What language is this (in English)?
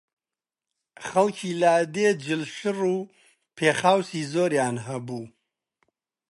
Central Kurdish